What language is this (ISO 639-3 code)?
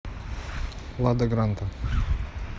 rus